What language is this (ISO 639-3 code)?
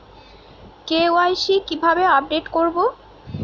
ben